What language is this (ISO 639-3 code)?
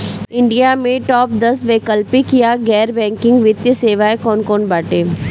bho